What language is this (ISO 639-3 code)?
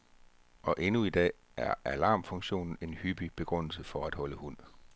dan